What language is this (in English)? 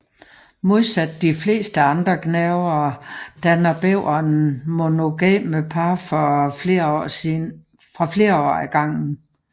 Danish